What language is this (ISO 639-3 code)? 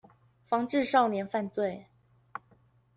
zho